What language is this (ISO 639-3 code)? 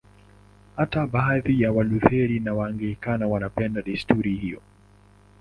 swa